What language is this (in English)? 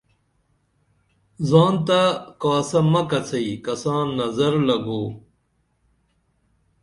Dameli